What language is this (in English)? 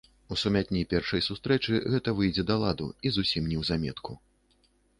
Belarusian